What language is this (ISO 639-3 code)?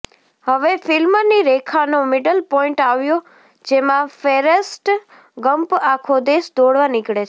guj